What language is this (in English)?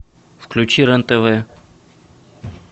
Russian